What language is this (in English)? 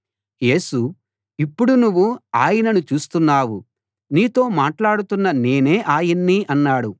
Telugu